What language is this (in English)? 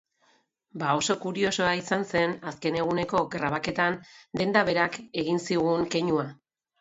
Basque